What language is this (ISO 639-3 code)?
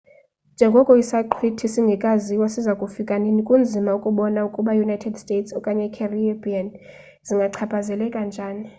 xho